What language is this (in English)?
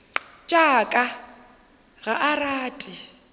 Northern Sotho